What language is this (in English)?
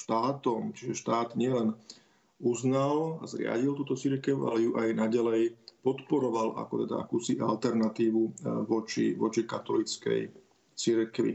Slovak